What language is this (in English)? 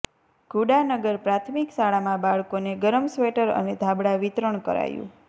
Gujarati